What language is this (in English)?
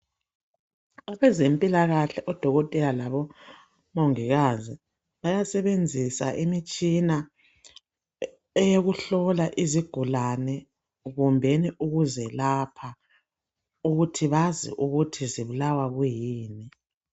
North Ndebele